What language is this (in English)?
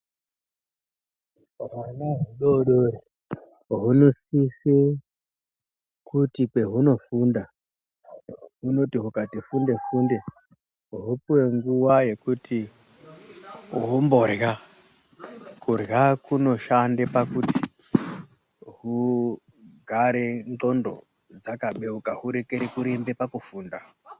Ndau